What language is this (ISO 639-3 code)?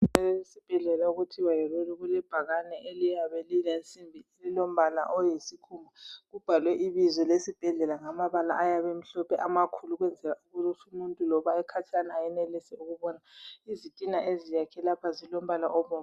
nde